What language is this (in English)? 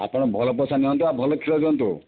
Odia